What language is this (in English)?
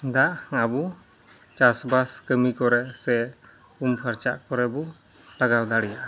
Santali